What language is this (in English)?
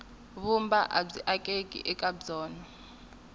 Tsonga